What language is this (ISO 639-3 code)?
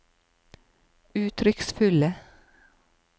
nor